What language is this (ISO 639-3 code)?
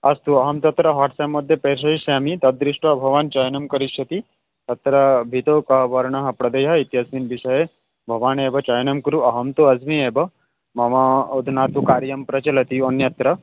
san